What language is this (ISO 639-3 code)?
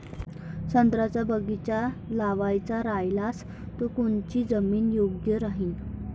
mar